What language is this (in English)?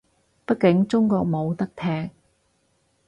Cantonese